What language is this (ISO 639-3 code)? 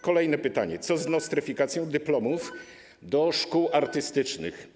pol